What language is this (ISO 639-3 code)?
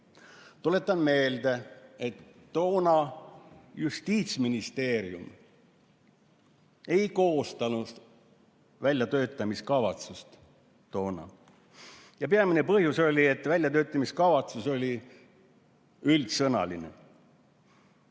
est